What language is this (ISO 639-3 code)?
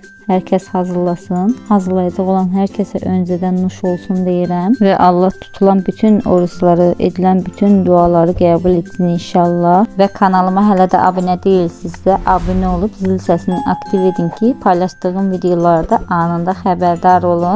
tur